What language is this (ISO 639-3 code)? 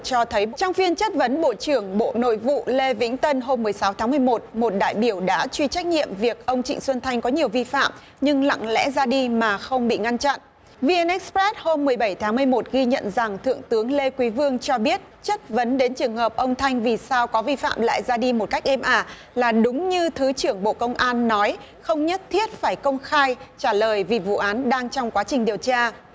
vie